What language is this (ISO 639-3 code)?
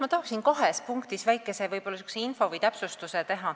est